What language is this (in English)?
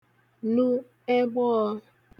Igbo